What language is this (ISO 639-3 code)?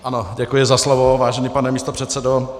ces